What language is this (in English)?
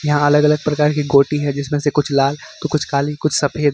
Hindi